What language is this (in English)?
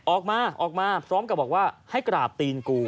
Thai